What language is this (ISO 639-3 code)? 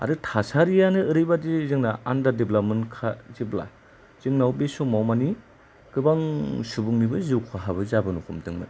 brx